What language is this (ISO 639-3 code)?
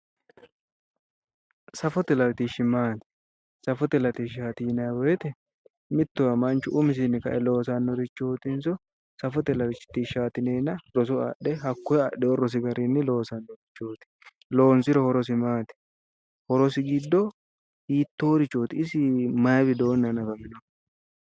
sid